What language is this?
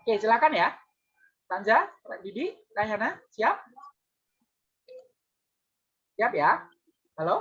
Indonesian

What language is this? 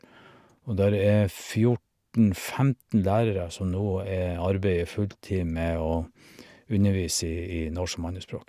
Norwegian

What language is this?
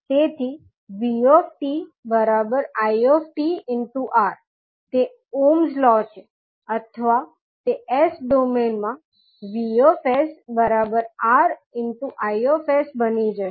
Gujarati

